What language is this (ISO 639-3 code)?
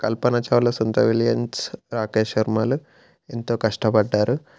tel